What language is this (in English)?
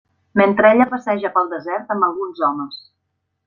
Catalan